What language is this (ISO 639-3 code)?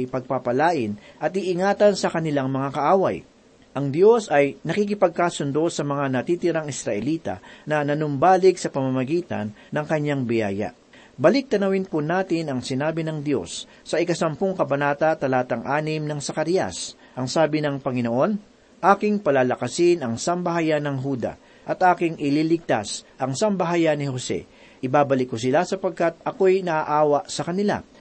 fil